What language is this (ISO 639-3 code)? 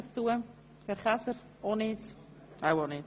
gsw